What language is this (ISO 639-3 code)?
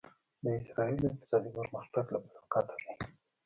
pus